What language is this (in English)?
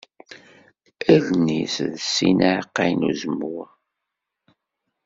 Kabyle